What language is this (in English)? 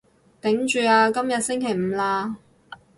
Cantonese